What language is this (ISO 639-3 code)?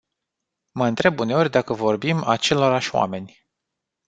ron